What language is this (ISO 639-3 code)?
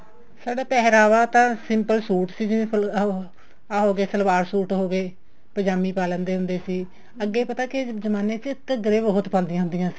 pan